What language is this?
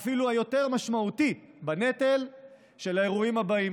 Hebrew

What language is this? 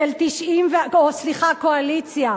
Hebrew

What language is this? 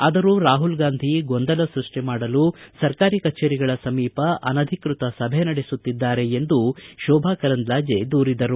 Kannada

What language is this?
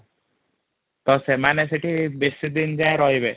Odia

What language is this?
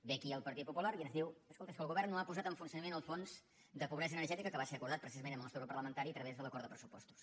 Catalan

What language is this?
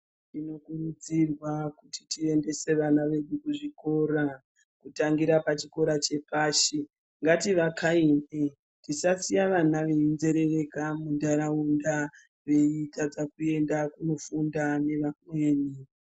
Ndau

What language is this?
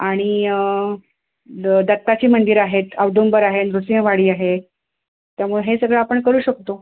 Marathi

